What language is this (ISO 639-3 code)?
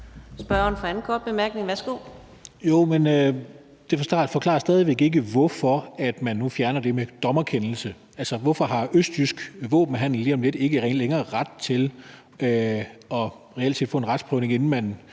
dan